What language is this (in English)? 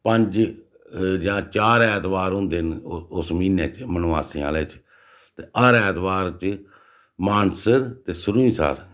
Dogri